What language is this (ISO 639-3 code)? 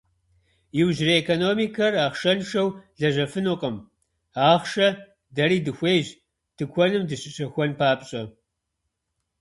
kbd